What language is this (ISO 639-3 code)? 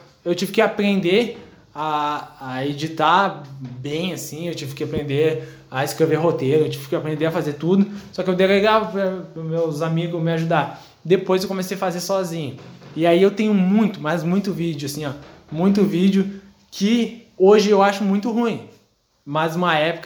por